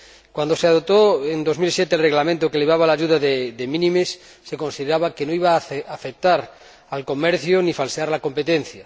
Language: Spanish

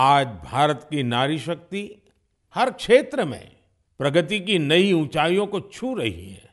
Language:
Hindi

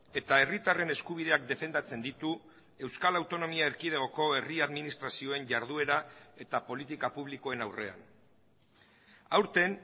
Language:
Basque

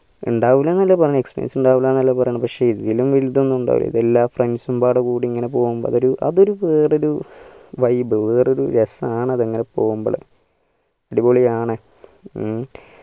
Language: Malayalam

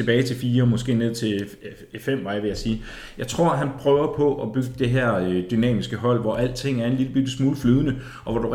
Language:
Danish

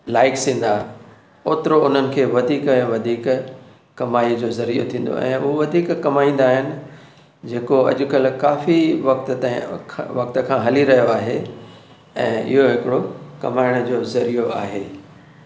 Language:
Sindhi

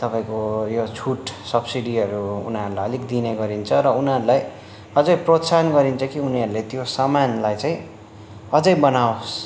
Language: Nepali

